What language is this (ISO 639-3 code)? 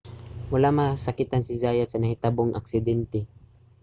ceb